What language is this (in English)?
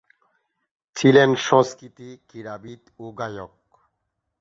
Bangla